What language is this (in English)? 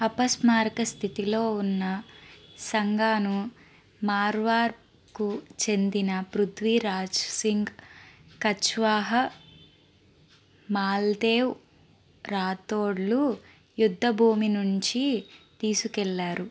Telugu